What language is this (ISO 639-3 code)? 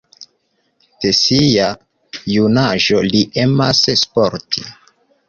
epo